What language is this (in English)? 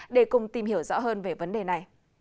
Vietnamese